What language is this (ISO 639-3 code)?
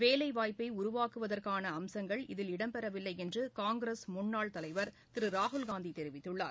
tam